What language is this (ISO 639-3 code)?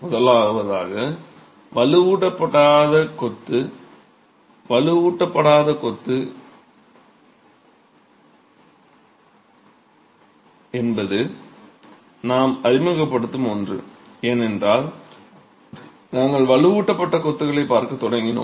tam